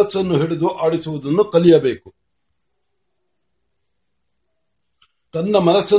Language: Marathi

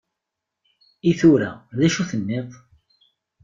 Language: Kabyle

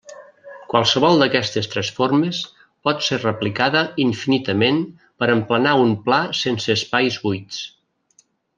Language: Catalan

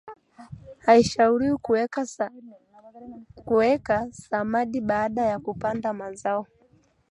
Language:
Swahili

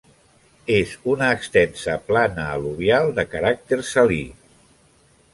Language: Catalan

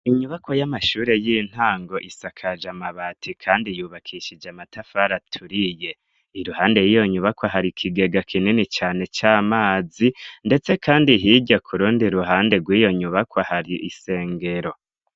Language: Rundi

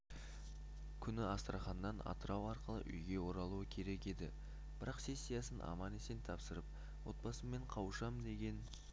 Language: Kazakh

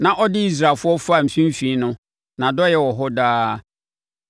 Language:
Akan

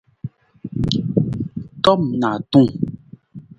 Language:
Nawdm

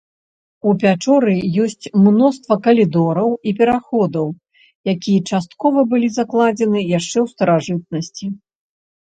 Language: Belarusian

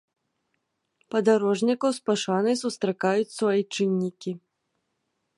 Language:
Belarusian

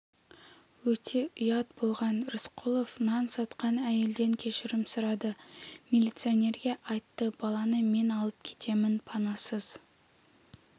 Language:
Kazakh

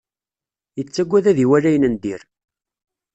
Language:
Kabyle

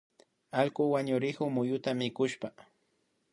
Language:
Imbabura Highland Quichua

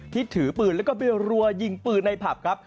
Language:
Thai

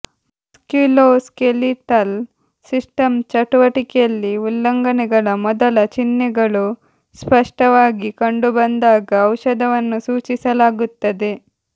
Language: Kannada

